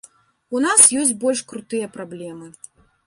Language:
Belarusian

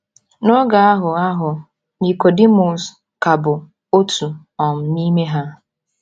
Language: Igbo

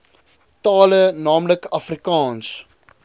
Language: Afrikaans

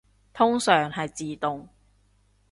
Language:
Cantonese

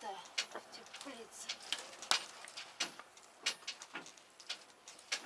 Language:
Russian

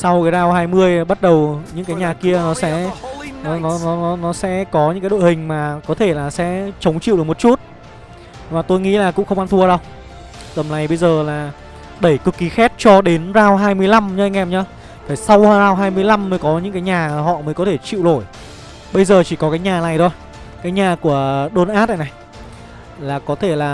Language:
Vietnamese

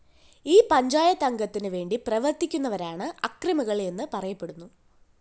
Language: Malayalam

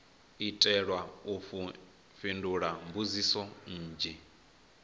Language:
Venda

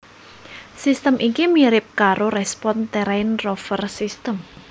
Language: Javanese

